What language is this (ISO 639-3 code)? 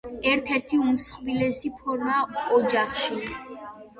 kat